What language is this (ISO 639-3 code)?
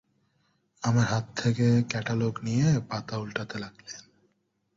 ben